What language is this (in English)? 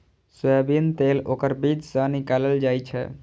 Maithili